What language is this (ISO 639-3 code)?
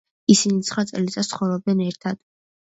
kat